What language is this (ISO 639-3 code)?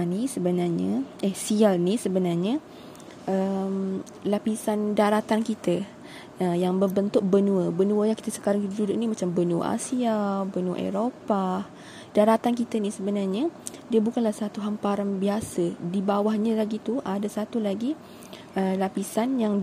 msa